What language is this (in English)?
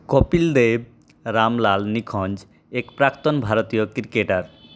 Bangla